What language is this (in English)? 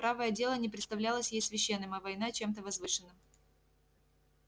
Russian